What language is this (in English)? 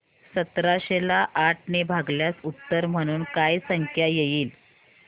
Marathi